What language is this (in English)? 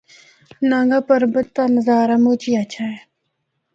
Northern Hindko